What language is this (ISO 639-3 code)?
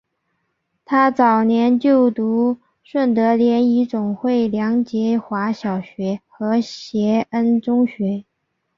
zho